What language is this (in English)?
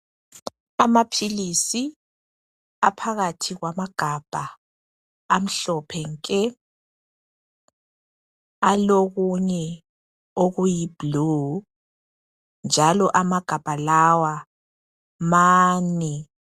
North Ndebele